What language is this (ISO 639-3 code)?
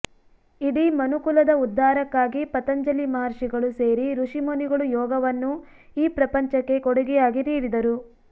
kan